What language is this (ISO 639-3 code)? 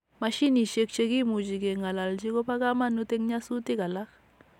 kln